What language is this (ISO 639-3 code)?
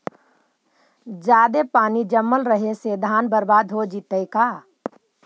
mag